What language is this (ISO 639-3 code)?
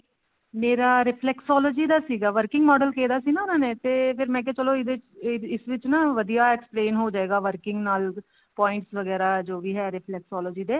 pan